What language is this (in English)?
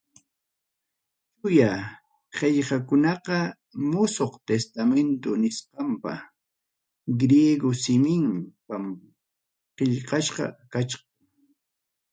Ayacucho Quechua